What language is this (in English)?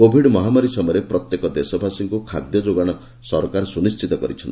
Odia